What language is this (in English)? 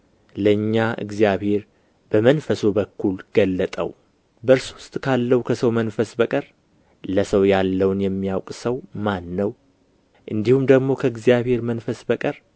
Amharic